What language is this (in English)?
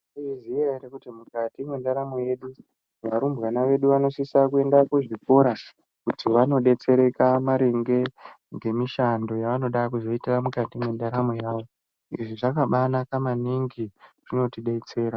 Ndau